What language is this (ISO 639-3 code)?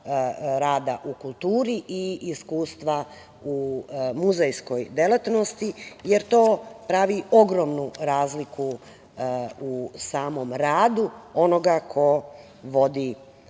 srp